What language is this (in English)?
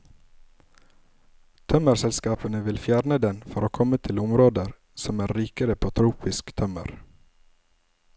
Norwegian